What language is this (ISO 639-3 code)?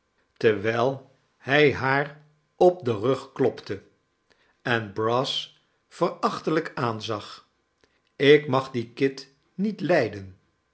nld